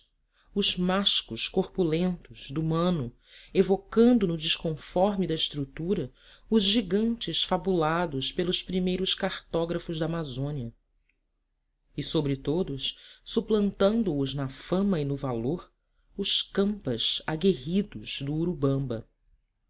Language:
Portuguese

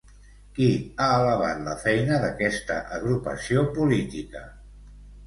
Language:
Catalan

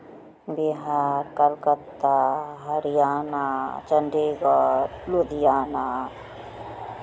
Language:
Maithili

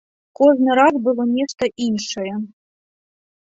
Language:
Belarusian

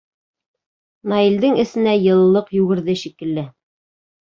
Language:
Bashkir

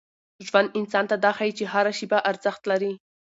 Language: Pashto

